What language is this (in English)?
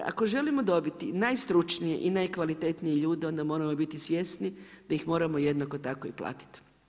Croatian